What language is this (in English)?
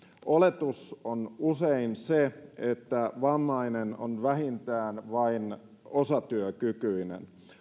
Finnish